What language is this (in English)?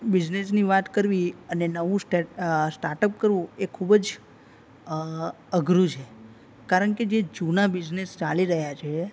Gujarati